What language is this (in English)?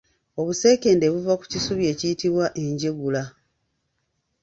Ganda